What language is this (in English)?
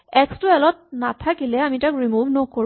Assamese